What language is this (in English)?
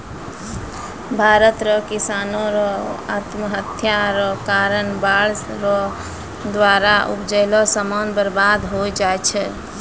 Maithili